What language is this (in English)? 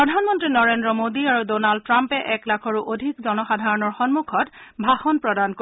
Assamese